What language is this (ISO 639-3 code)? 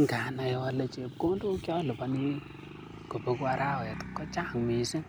kln